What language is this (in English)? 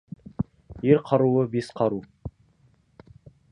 Kazakh